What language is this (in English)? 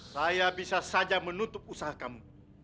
Indonesian